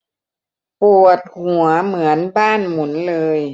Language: Thai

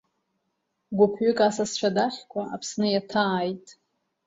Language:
Abkhazian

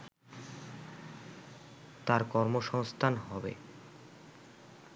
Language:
Bangla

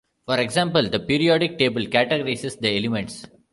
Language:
English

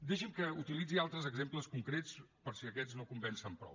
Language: Catalan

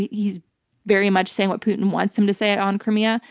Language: English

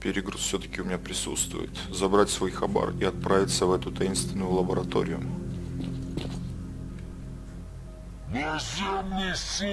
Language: Russian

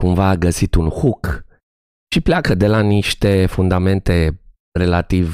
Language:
Romanian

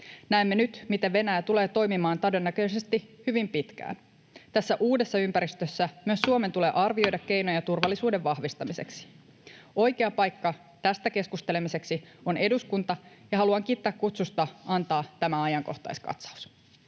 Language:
Finnish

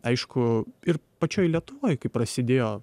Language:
Lithuanian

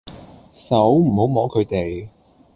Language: Cantonese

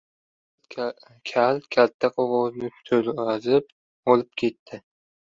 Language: Uzbek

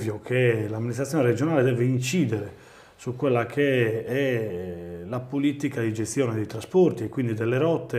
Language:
Italian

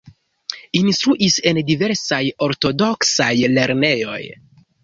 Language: Esperanto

